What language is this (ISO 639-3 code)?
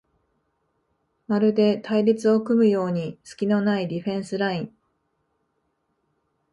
jpn